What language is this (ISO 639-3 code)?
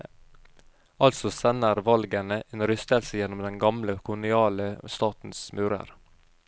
nor